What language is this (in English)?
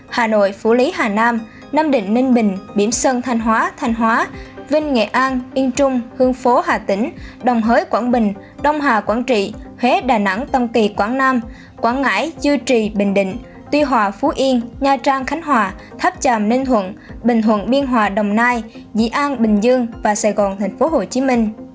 Vietnamese